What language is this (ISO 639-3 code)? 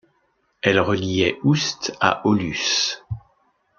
fra